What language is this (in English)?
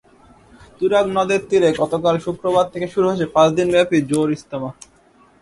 Bangla